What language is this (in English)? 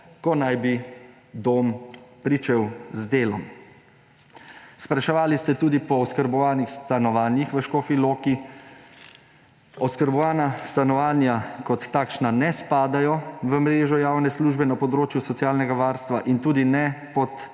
Slovenian